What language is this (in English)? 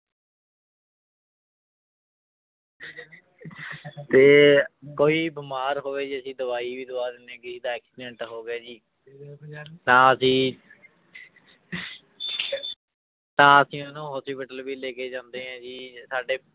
Punjabi